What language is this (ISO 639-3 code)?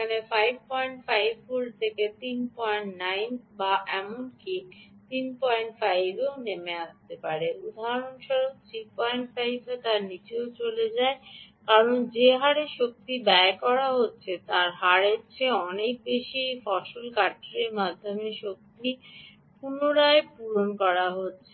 ben